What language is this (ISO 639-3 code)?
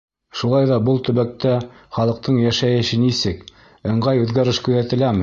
bak